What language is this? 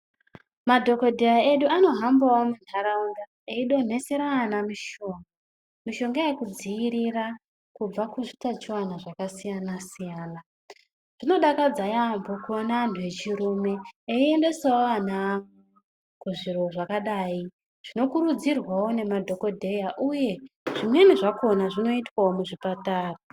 Ndau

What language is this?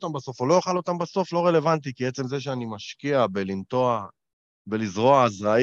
Hebrew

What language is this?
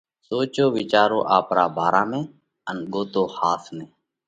Parkari Koli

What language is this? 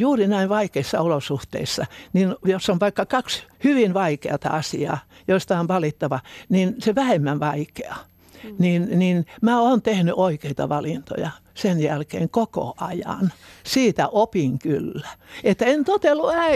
Finnish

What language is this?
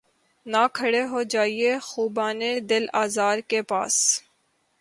Urdu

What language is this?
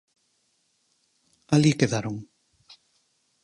Galician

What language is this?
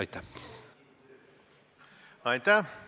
Estonian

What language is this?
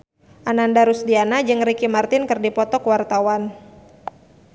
Sundanese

